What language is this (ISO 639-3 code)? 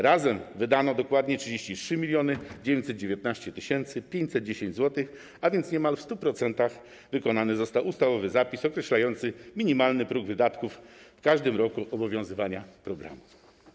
pol